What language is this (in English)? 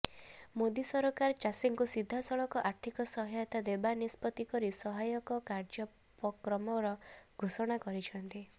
Odia